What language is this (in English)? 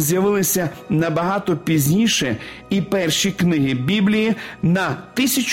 Ukrainian